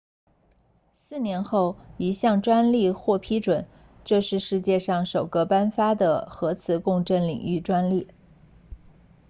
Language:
Chinese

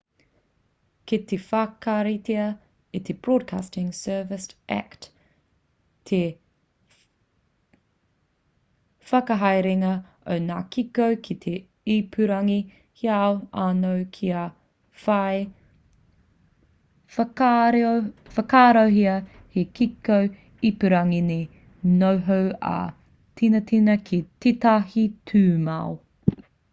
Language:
Māori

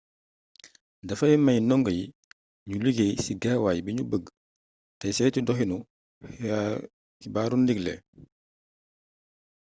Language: Wolof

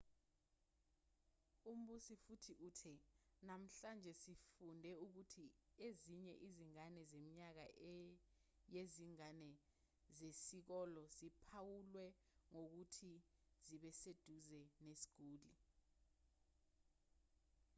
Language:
Zulu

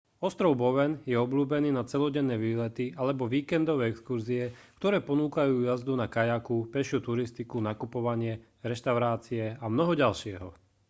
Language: Slovak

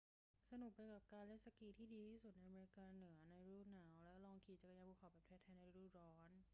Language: Thai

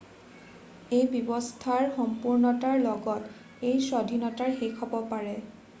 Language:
Assamese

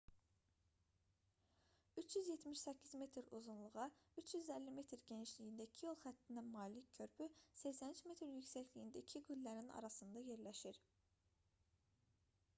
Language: Azerbaijani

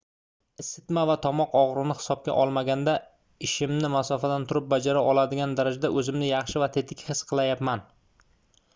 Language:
Uzbek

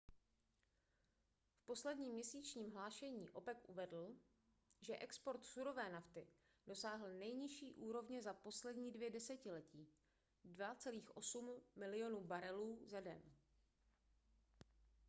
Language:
Czech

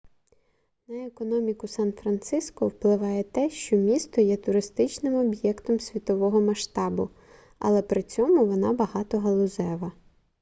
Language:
Ukrainian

